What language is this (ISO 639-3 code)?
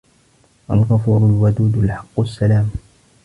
ara